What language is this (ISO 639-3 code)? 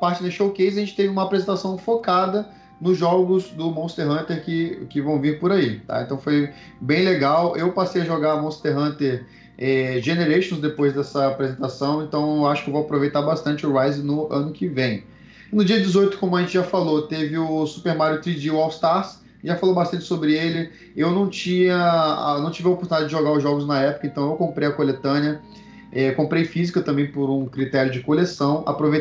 por